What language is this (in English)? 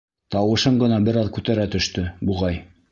Bashkir